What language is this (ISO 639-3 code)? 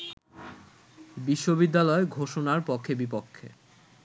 ben